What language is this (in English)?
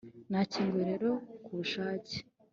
Kinyarwanda